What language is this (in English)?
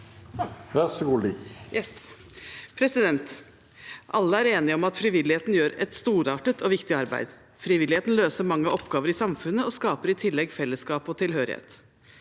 Norwegian